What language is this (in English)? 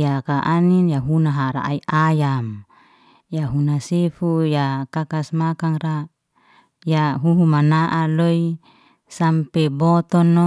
Liana-Seti